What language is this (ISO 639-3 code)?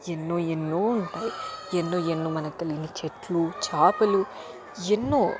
tel